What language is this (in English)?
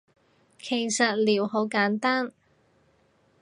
Cantonese